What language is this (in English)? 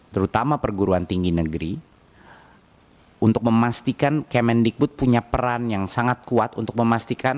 Indonesian